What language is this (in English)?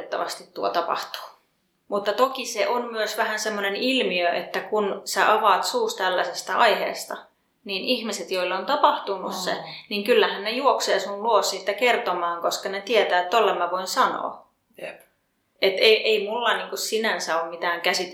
Finnish